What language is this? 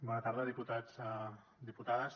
Catalan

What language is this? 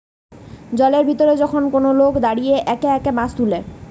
Bangla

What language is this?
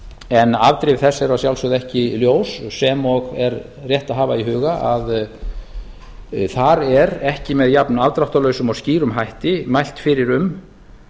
Icelandic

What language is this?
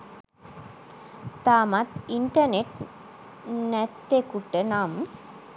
Sinhala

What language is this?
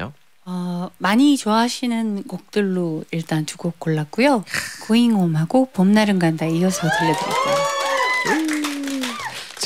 Korean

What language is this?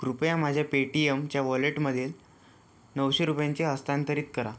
Marathi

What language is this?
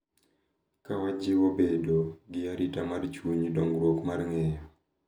Luo (Kenya and Tanzania)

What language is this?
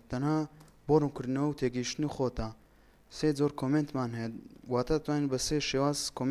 Arabic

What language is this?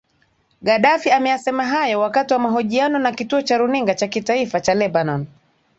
Swahili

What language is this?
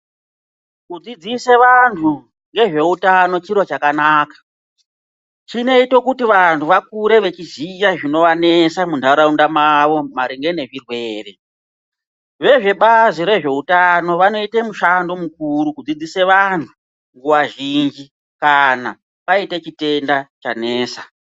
Ndau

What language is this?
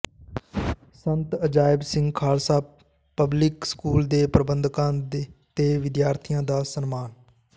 Punjabi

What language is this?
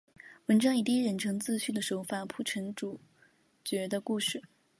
Chinese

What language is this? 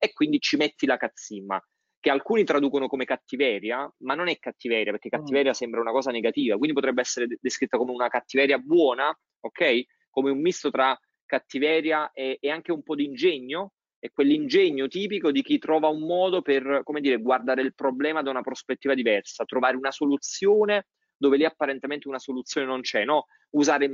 Italian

